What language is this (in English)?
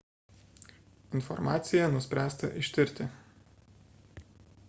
Lithuanian